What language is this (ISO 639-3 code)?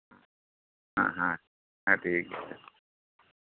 sat